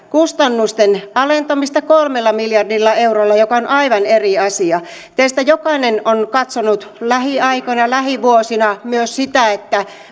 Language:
Finnish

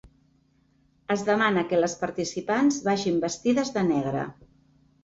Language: Catalan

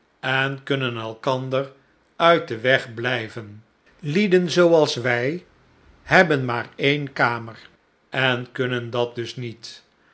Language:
Dutch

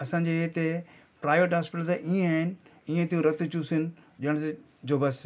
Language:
Sindhi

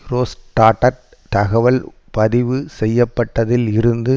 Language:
Tamil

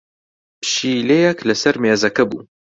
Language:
Central Kurdish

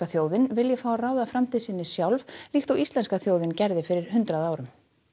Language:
Icelandic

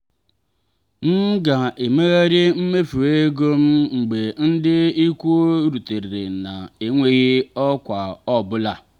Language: Igbo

